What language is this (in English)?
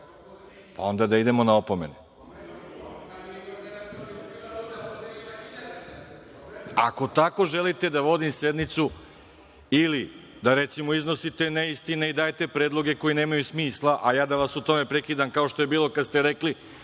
Serbian